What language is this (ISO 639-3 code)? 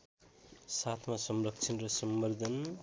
nep